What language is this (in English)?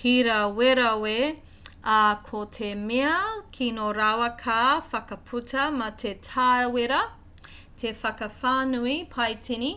Māori